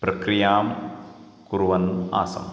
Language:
Sanskrit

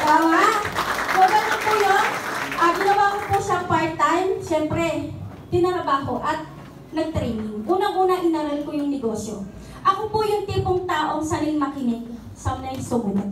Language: Filipino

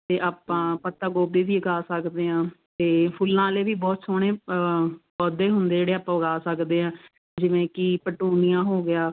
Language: Punjabi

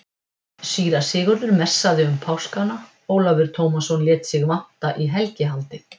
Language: Icelandic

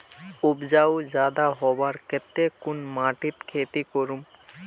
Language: Magahi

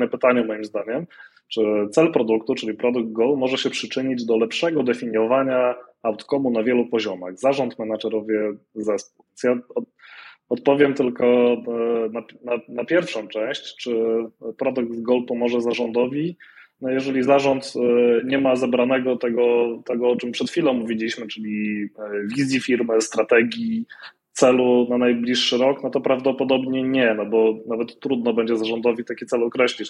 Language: Polish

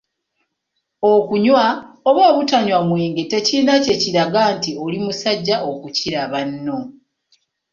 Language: Ganda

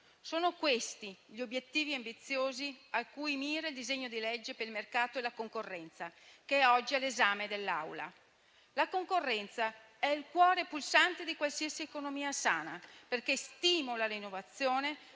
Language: Italian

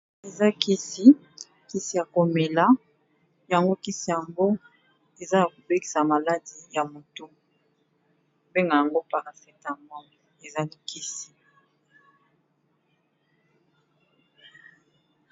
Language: Lingala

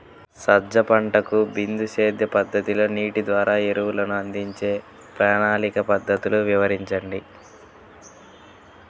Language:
Telugu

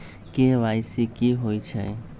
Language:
Magahi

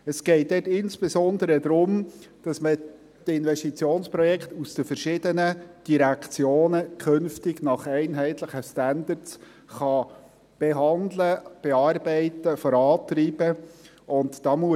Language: Swiss German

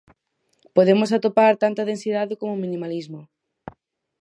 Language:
Galician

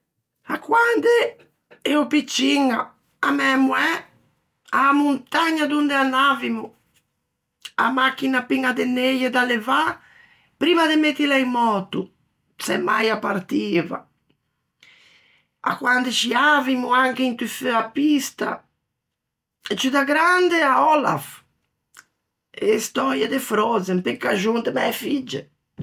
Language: Ligurian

